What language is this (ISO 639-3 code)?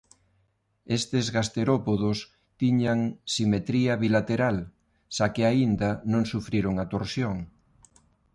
glg